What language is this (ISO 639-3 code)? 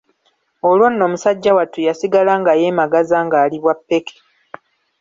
lug